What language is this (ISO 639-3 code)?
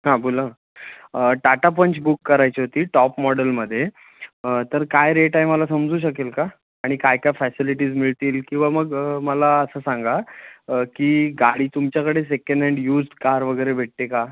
mar